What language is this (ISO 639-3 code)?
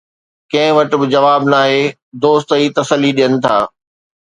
snd